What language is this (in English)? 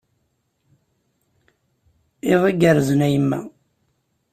Kabyle